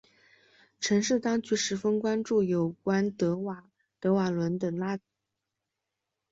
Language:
Chinese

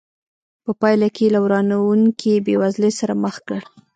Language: Pashto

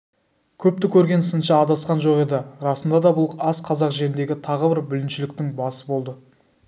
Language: Kazakh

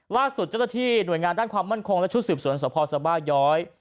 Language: Thai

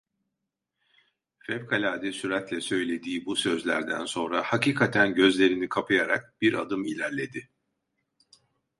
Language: Turkish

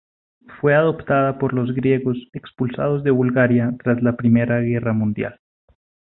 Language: Spanish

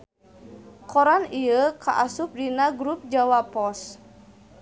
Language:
Sundanese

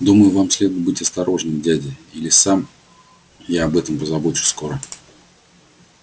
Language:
Russian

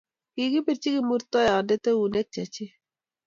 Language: Kalenjin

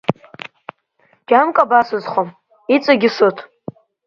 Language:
Abkhazian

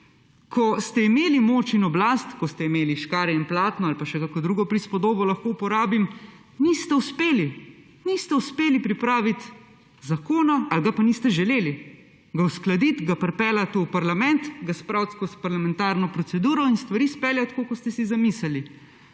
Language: Slovenian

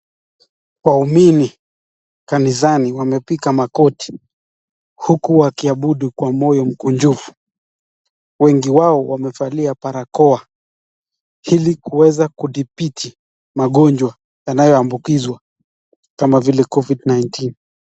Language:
Swahili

